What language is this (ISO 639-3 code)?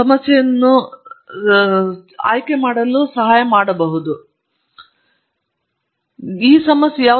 kan